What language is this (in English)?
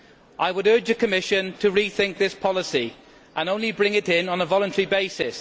English